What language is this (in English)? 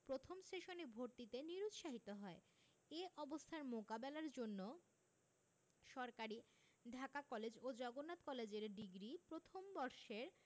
Bangla